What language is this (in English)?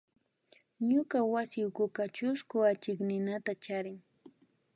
Imbabura Highland Quichua